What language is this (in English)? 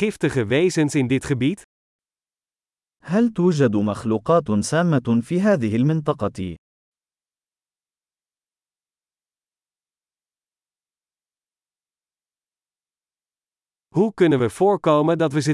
Dutch